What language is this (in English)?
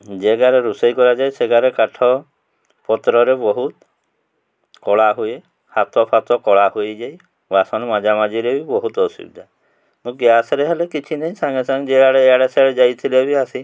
Odia